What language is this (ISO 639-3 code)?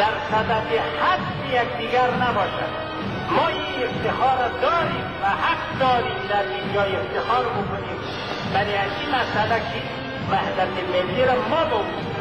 fas